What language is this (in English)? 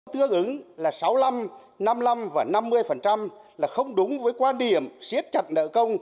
Vietnamese